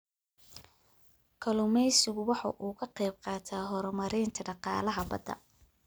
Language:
Somali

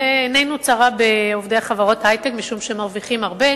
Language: Hebrew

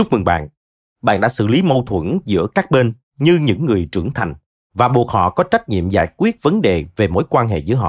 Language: Vietnamese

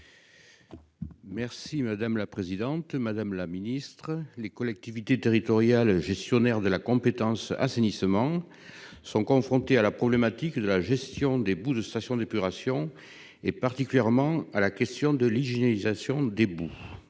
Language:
French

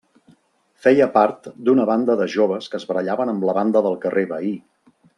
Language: Catalan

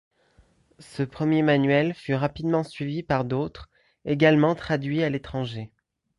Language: French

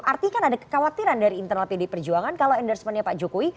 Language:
Indonesian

